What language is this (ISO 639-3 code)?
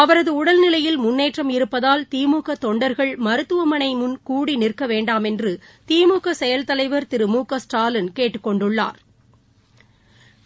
tam